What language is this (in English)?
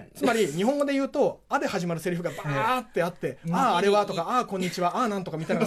Japanese